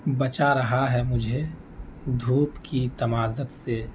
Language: Urdu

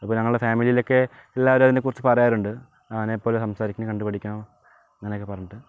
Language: Malayalam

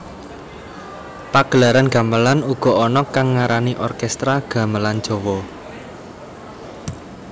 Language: Javanese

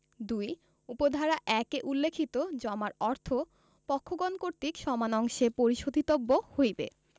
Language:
Bangla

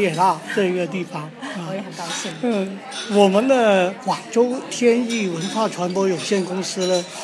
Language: Chinese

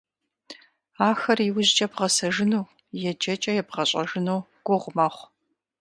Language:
Kabardian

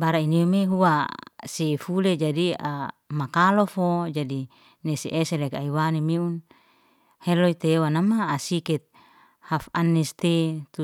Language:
Liana-Seti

